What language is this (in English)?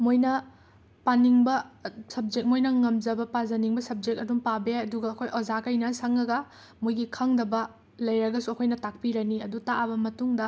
Manipuri